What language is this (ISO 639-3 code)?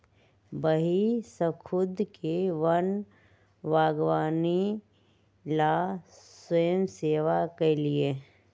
mag